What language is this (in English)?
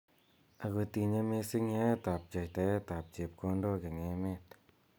Kalenjin